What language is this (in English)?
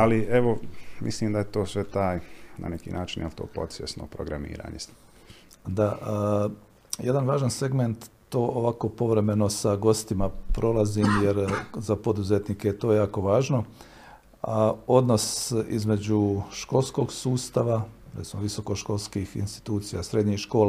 Croatian